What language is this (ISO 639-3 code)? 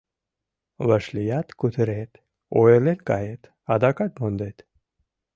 chm